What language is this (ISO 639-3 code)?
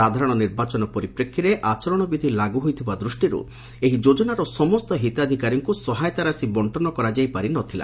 ori